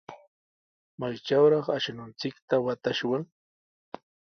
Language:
Sihuas Ancash Quechua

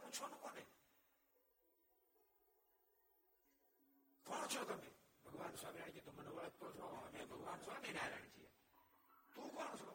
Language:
Gujarati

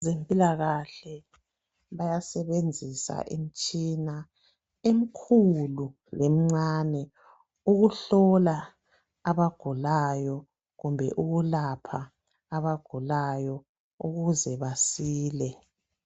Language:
North Ndebele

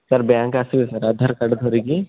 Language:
Odia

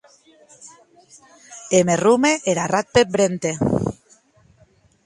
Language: Occitan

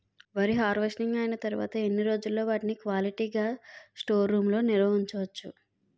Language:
Telugu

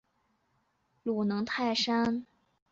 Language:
Chinese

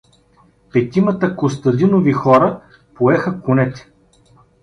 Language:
Bulgarian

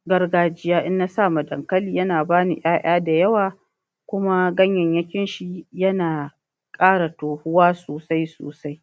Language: Hausa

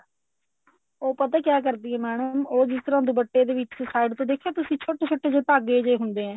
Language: Punjabi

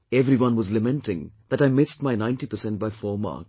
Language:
English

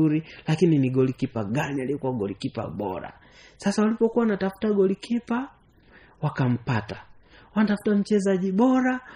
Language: Swahili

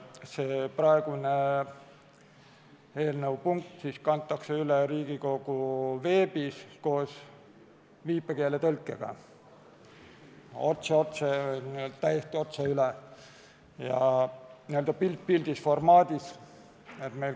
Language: Estonian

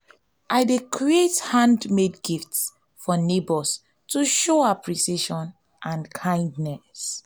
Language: Nigerian Pidgin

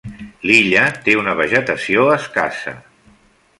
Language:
Catalan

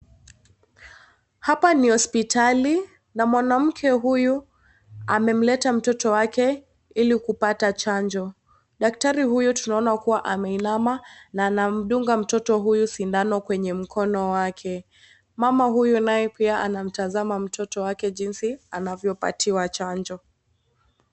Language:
Swahili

